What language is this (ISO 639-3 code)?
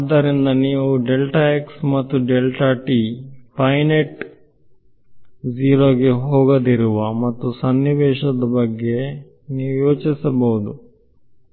kan